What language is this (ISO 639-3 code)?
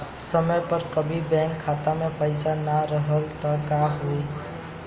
bho